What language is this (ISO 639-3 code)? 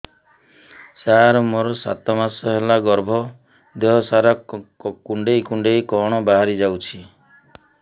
ori